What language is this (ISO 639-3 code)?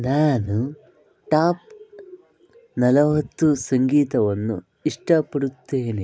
kan